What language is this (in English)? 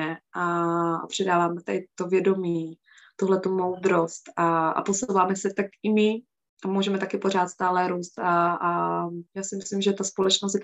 Czech